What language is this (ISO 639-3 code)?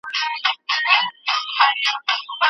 pus